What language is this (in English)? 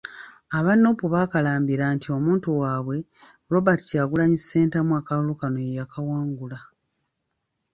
Ganda